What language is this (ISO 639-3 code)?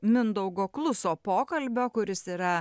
lit